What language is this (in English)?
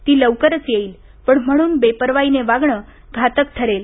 Marathi